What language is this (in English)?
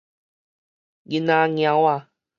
Min Nan Chinese